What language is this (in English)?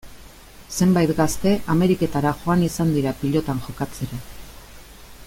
Basque